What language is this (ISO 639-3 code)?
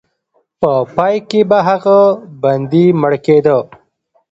pus